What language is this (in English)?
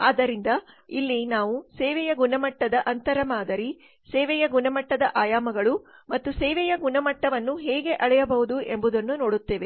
Kannada